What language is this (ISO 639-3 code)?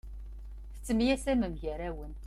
kab